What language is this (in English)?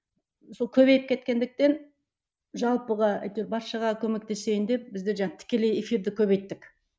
Kazakh